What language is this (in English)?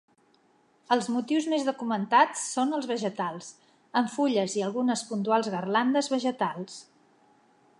Catalan